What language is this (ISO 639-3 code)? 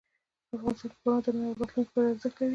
pus